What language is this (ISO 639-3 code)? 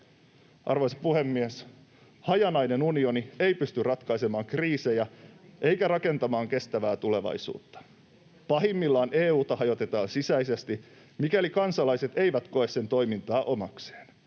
fin